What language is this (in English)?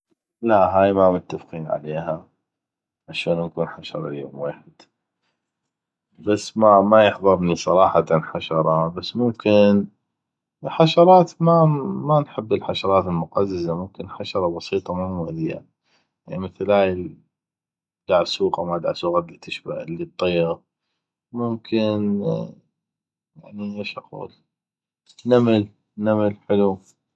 North Mesopotamian Arabic